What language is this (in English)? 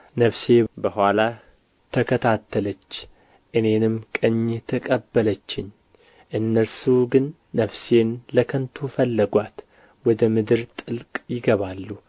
Amharic